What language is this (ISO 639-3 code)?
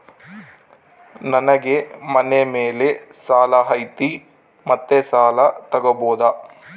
kan